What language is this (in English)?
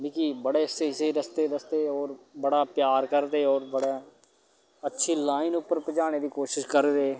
Dogri